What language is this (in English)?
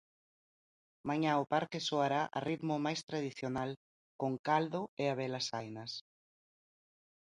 Galician